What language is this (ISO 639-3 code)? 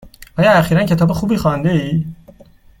fas